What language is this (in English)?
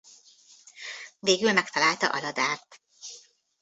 Hungarian